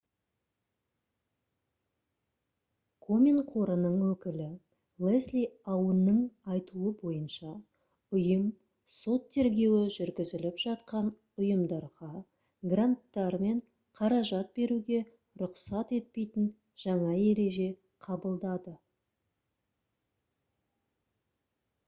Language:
Kazakh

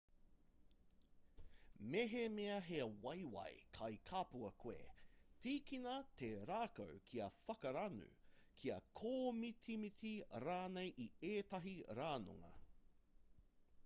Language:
Māori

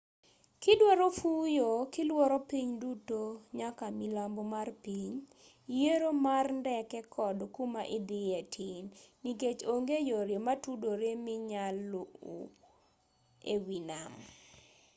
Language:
Luo (Kenya and Tanzania)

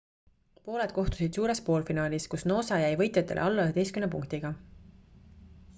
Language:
Estonian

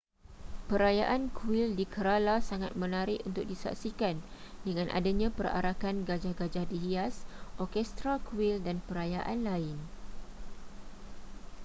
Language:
Malay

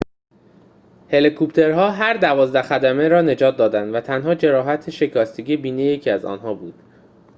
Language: Persian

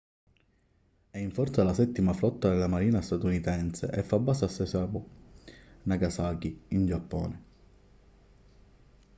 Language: Italian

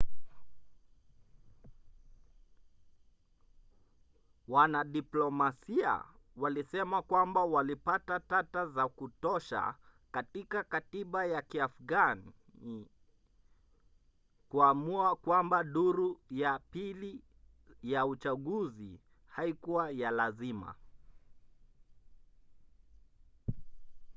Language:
Swahili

